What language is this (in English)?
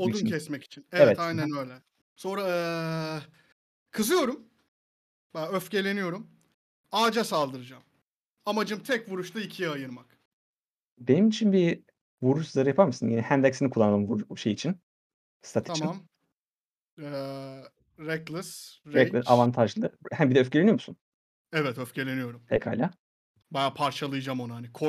Turkish